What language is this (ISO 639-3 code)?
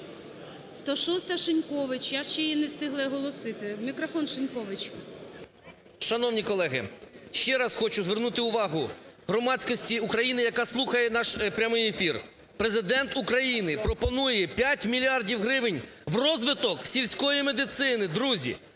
ukr